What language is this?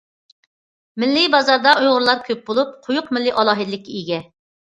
Uyghur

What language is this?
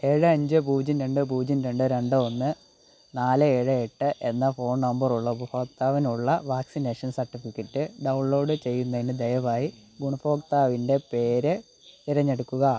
Malayalam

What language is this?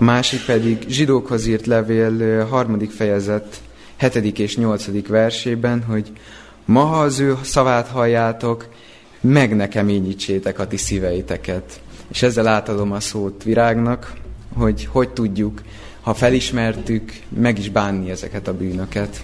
Hungarian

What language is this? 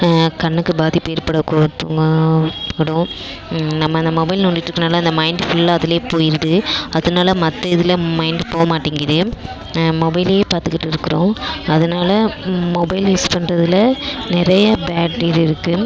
Tamil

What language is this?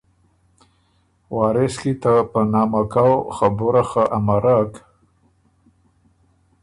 Ormuri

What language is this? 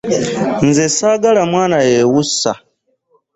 Ganda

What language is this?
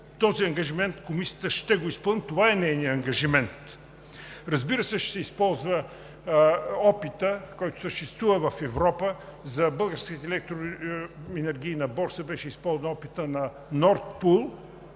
Bulgarian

